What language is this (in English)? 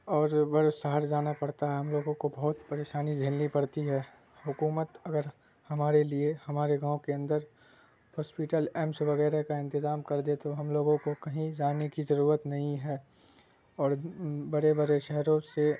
Urdu